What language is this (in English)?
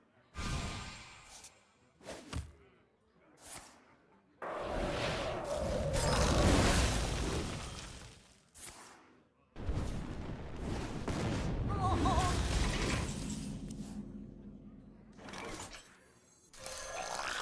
Korean